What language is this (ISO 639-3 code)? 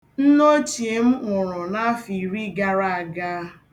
ibo